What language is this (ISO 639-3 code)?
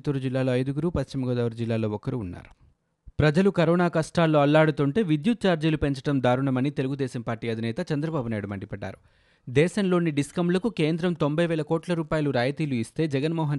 tel